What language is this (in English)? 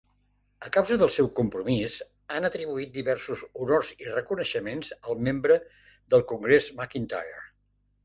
Catalan